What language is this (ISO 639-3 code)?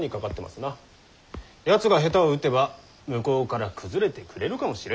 jpn